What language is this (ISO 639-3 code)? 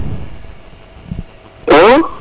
srr